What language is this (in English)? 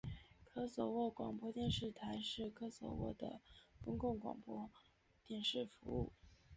Chinese